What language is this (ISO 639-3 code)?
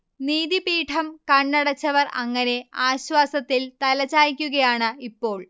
mal